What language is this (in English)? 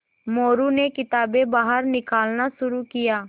Hindi